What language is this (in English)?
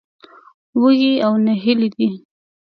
Pashto